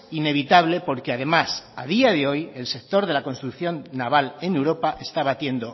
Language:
Spanish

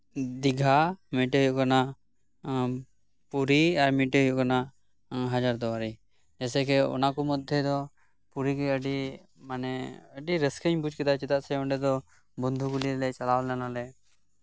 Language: Santali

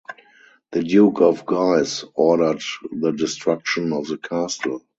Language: English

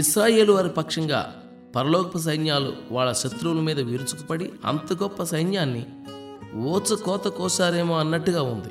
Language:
Telugu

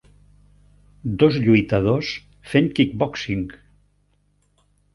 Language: Catalan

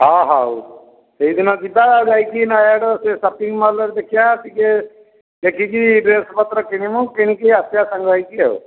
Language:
Odia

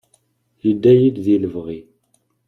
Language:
Kabyle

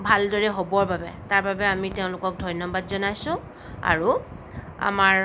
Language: Assamese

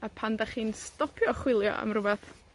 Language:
Welsh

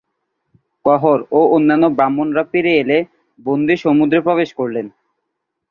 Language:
Bangla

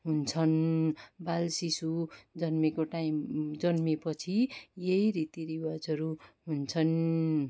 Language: Nepali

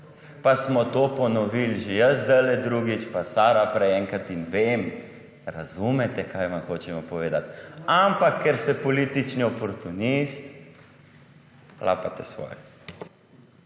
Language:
Slovenian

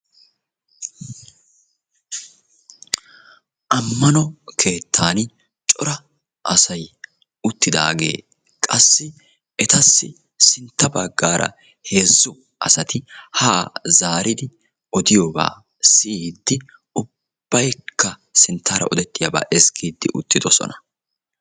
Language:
Wolaytta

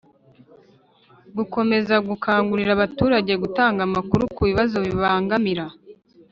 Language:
Kinyarwanda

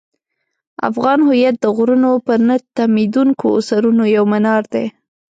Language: Pashto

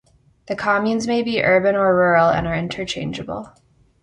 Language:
English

